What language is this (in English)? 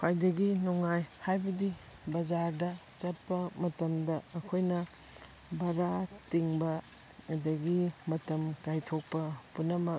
Manipuri